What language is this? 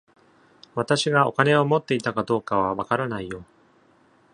Japanese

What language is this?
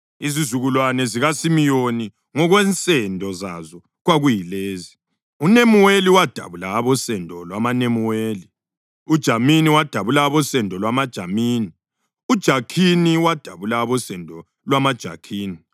North Ndebele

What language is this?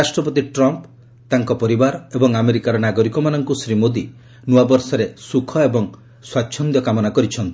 Odia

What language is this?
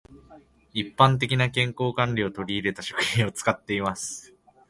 Japanese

